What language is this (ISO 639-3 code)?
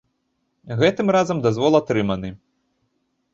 bel